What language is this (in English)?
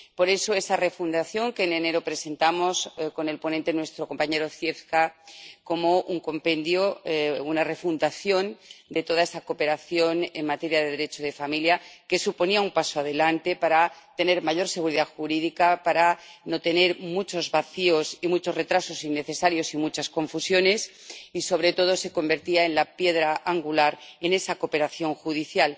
Spanish